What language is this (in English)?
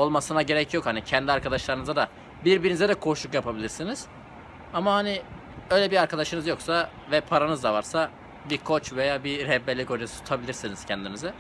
Turkish